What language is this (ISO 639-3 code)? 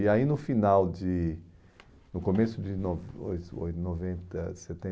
por